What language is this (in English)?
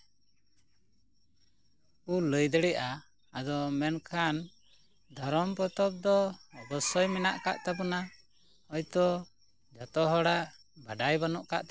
Santali